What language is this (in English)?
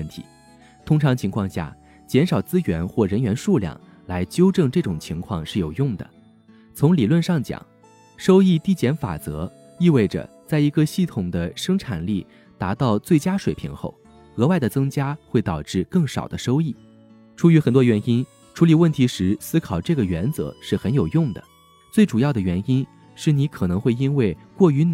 Chinese